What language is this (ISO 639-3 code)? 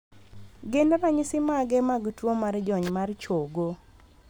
luo